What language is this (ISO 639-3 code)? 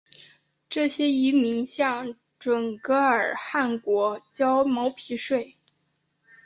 zho